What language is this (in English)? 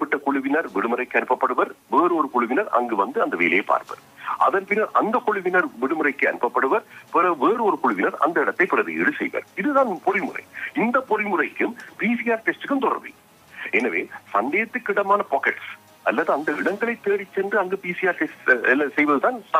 Dutch